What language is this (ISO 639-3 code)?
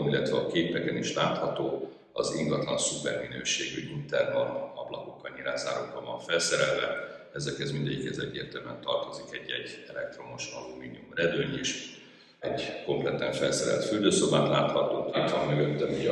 hun